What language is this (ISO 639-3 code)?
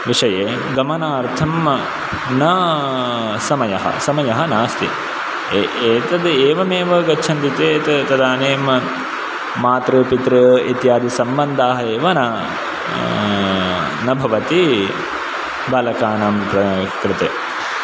san